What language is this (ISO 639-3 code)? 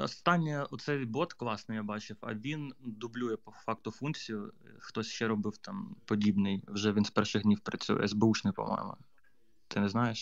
ukr